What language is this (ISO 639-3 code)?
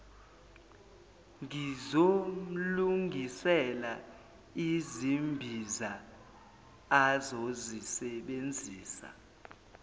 zul